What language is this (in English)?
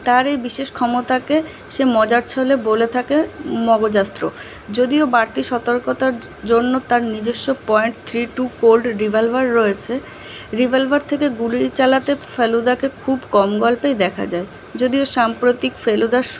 Bangla